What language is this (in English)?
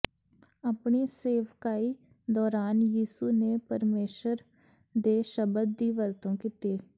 Punjabi